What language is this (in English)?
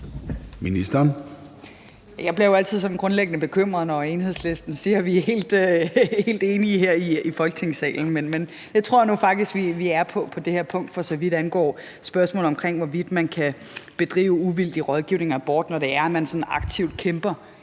Danish